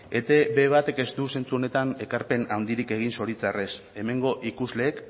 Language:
Basque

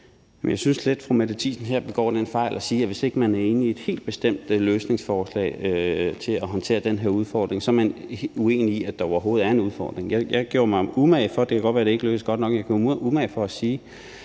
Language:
Danish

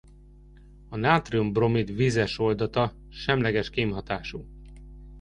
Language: Hungarian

